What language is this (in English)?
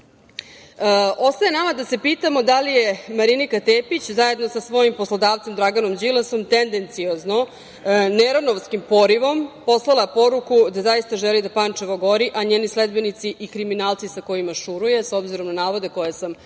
Serbian